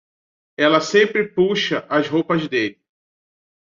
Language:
Portuguese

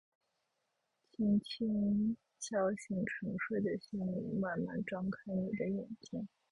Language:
Chinese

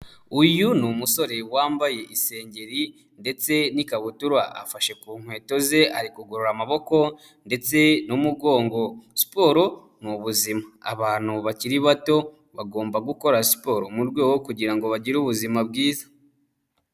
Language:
Kinyarwanda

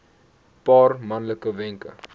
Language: Afrikaans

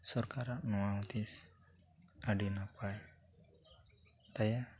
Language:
Santali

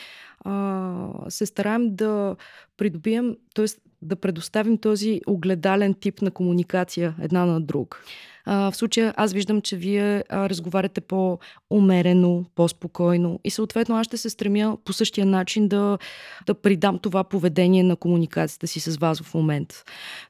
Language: Bulgarian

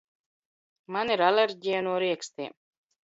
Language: Latvian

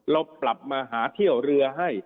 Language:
Thai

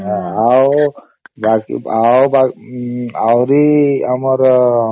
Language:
Odia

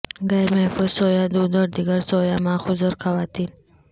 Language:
Urdu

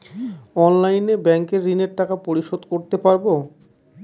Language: Bangla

